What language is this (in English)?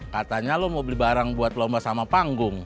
Indonesian